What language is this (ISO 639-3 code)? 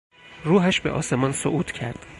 fas